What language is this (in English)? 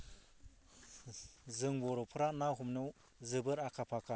Bodo